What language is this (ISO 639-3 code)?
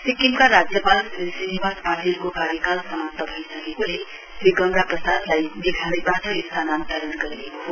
nep